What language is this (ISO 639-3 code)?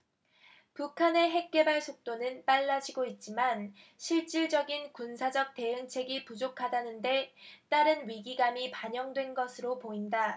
kor